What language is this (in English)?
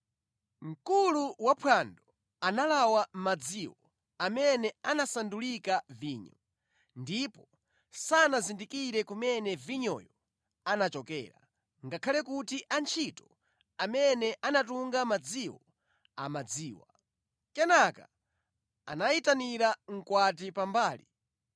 Nyanja